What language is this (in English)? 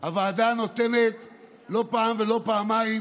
Hebrew